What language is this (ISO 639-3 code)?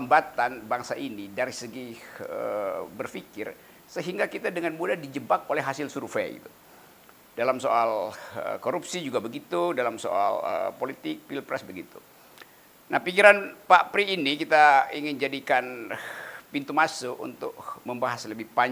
ind